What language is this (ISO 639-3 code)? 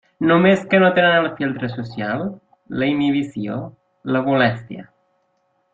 cat